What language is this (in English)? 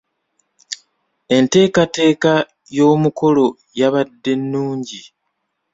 Ganda